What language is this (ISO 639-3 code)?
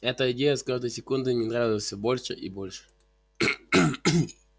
rus